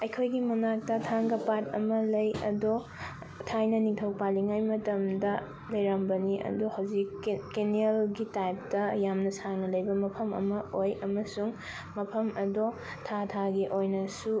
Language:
Manipuri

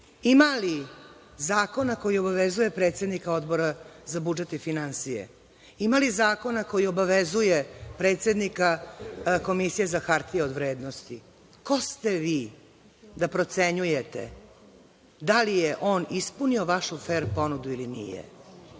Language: Serbian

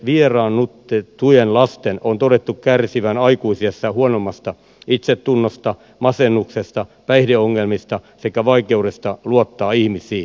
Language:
Finnish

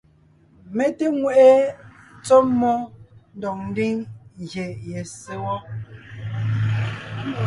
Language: Ngiemboon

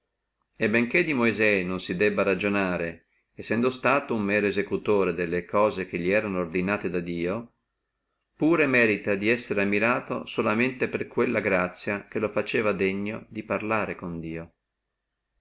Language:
Italian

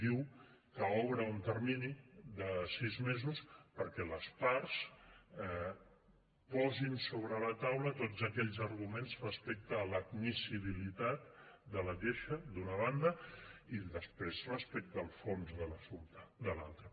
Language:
Catalan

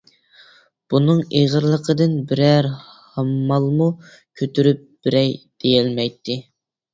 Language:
Uyghur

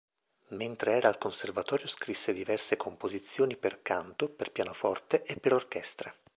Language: Italian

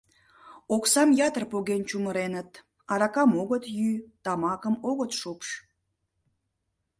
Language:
Mari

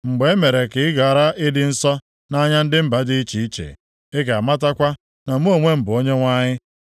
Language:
Igbo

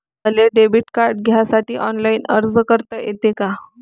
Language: Marathi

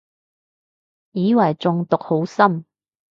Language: Cantonese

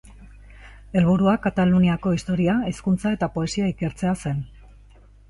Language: Basque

